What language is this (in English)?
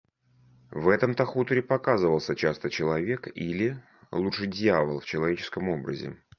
Russian